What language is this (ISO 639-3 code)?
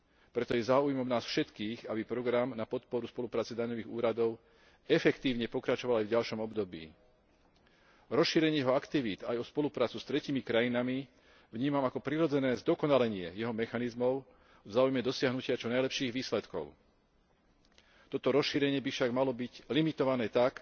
slk